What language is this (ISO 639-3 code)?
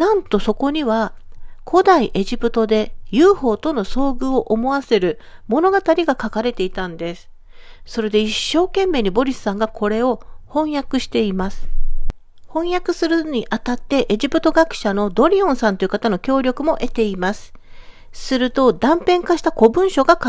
jpn